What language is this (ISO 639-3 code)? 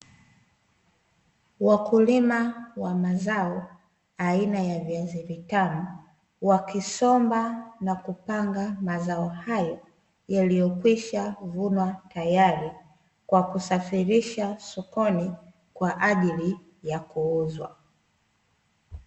swa